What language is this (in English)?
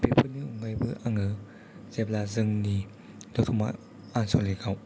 Bodo